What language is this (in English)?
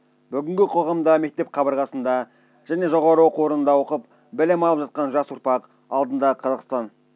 Kazakh